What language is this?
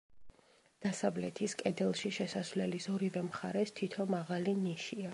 Georgian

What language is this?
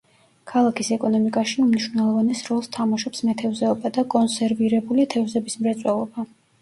Georgian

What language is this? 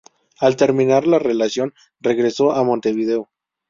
Spanish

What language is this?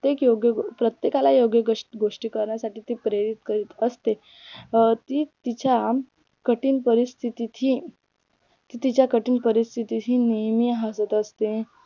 Marathi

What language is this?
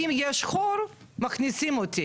Hebrew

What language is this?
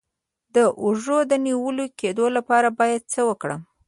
Pashto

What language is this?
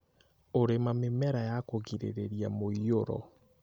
Kikuyu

